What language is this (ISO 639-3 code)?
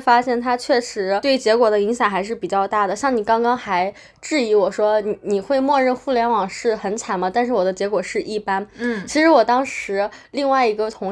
zho